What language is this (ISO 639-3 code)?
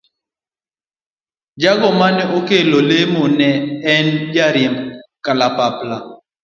luo